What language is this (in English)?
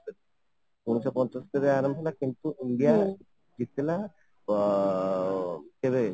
Odia